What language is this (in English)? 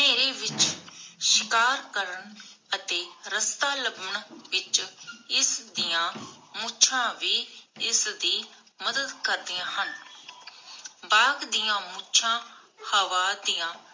Punjabi